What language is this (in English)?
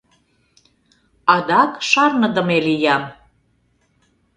Mari